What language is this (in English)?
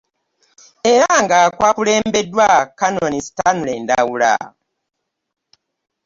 Ganda